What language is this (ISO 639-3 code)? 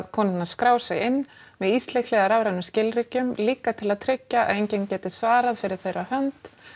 isl